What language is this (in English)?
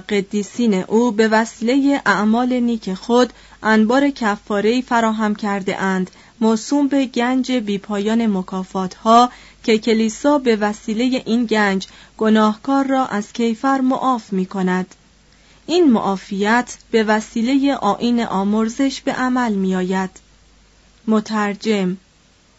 Persian